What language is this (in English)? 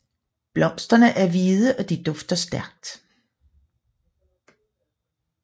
Danish